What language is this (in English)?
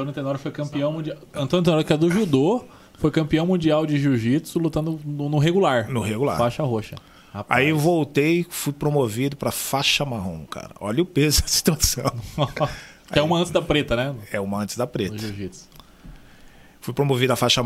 Portuguese